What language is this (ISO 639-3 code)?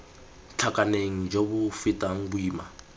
tsn